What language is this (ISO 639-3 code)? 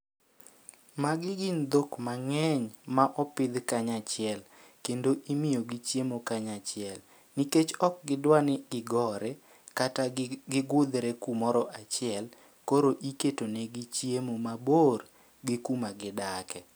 luo